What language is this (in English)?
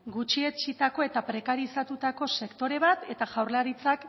Basque